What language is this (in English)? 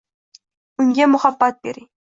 Uzbek